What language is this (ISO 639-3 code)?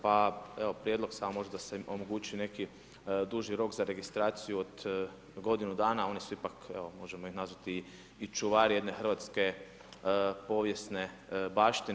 hrv